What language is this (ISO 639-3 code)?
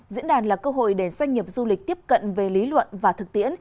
vie